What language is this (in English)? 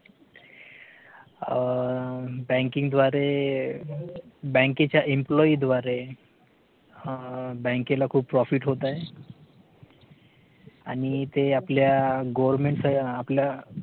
Marathi